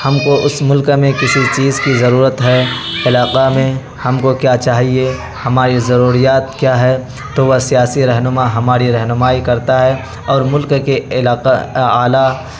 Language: Urdu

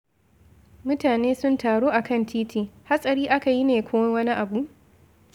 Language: Hausa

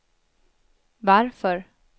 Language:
Swedish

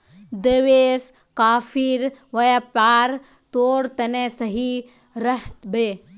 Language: Magahi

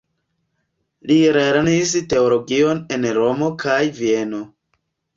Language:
Esperanto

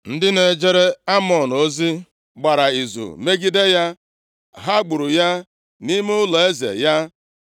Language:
Igbo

